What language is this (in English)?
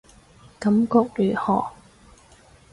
Cantonese